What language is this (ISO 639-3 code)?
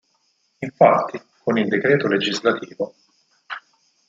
ita